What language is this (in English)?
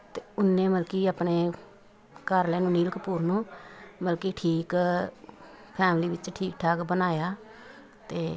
Punjabi